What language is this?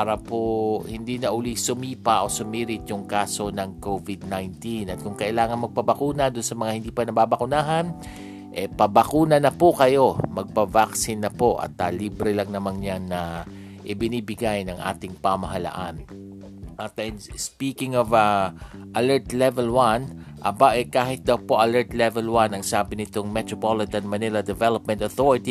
Filipino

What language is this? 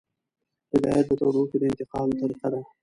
Pashto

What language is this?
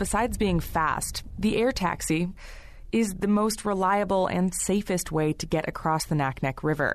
English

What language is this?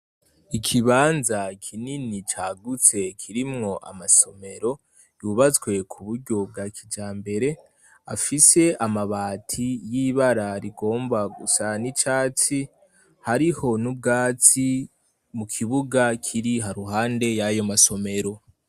Rundi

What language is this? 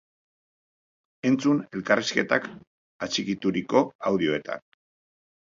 Basque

